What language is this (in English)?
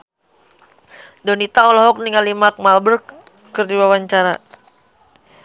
Sundanese